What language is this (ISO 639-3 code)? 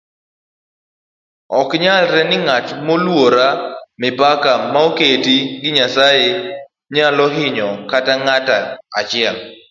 luo